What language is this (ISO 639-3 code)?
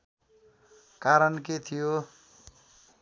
nep